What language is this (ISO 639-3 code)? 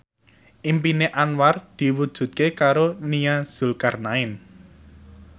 jav